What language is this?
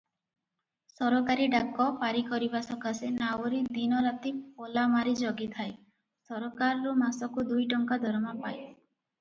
Odia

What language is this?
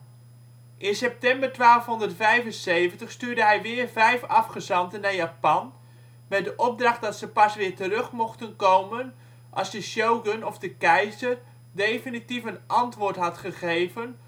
Dutch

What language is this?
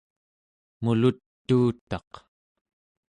Central Yupik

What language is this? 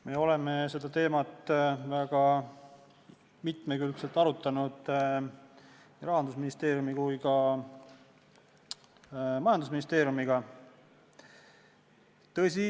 Estonian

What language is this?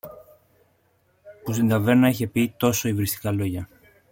Greek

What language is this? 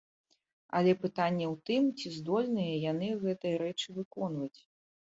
Belarusian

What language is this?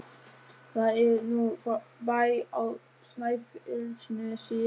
Icelandic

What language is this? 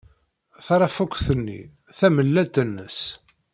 Kabyle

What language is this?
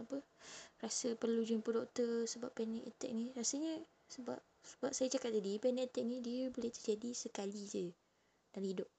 Malay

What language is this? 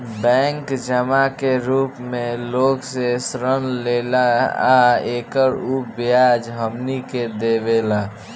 Bhojpuri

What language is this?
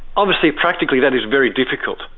English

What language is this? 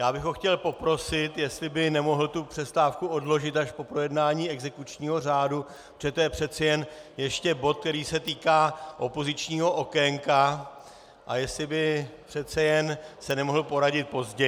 Czech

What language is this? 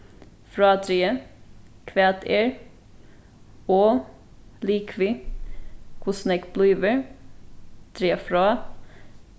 Faroese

